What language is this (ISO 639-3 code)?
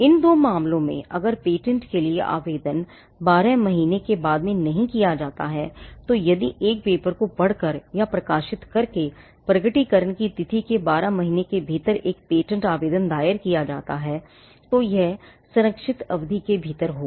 hin